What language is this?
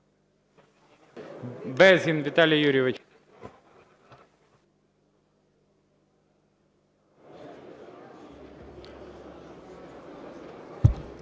Ukrainian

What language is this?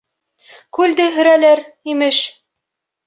Bashkir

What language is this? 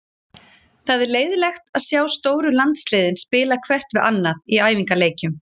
Icelandic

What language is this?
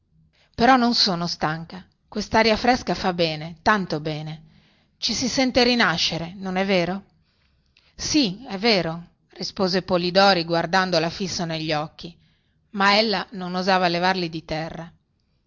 Italian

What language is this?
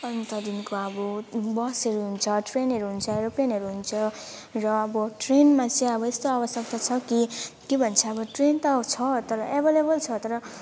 Nepali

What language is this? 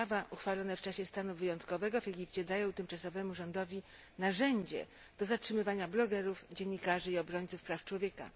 Polish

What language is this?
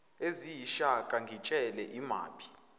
Zulu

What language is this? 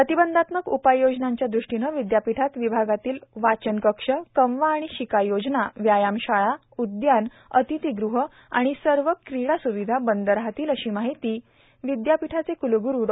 Marathi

